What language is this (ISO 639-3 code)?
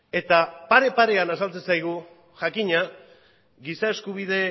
eus